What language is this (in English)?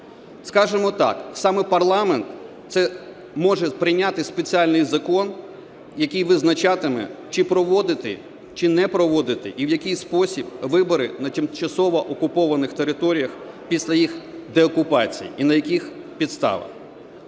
Ukrainian